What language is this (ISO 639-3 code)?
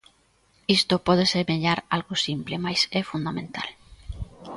glg